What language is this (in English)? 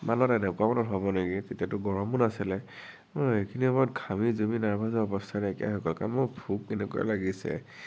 Assamese